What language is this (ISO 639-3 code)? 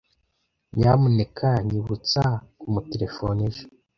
kin